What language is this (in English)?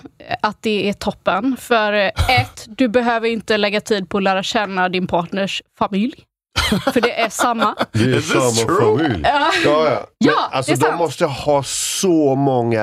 Swedish